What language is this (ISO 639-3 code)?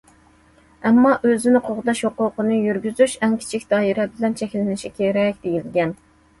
uig